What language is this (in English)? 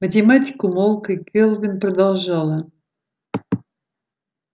Russian